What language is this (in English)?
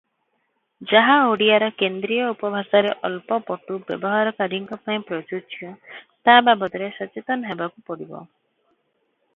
Odia